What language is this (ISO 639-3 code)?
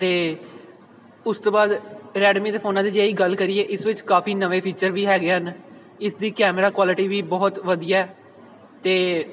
pan